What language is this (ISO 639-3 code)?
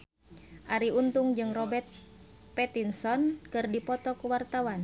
sun